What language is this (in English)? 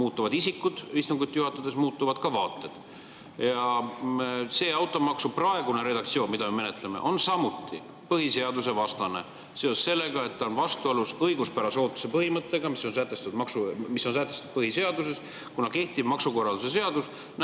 Estonian